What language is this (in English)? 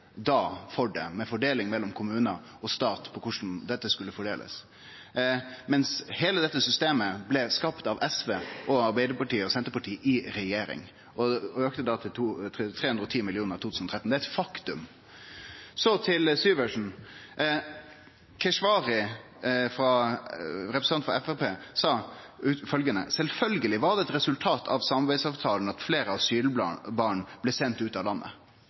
Norwegian Nynorsk